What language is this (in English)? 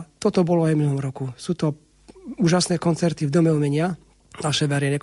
Slovak